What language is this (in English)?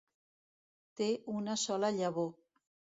Catalan